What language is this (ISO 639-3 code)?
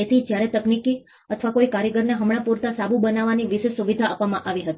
guj